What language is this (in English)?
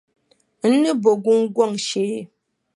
Dagbani